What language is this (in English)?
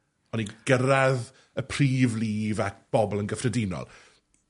Welsh